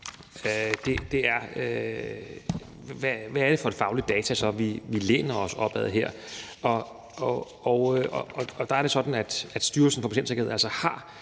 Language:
Danish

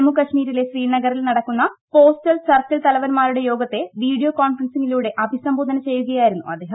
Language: Malayalam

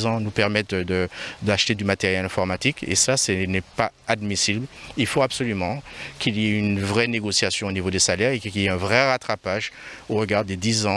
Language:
French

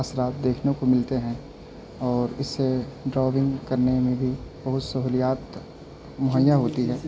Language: Urdu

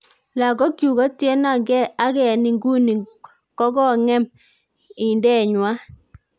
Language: Kalenjin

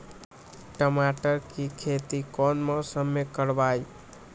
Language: Magahi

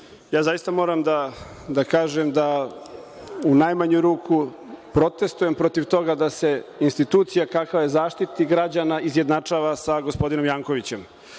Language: Serbian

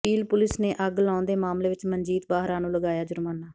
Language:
Punjabi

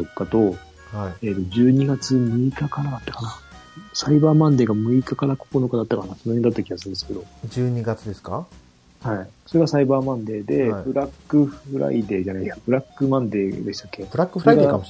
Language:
Japanese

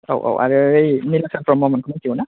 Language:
Bodo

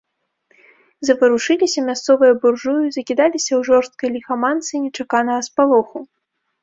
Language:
Belarusian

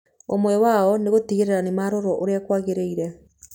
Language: Kikuyu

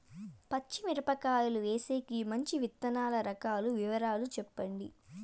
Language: Telugu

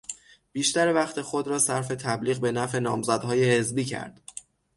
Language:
Persian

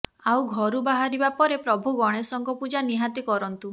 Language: Odia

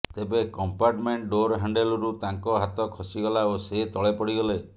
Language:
Odia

